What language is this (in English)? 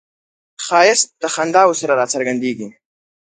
Pashto